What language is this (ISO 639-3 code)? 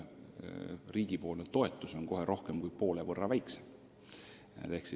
est